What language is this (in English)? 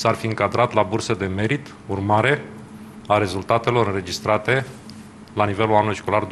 Romanian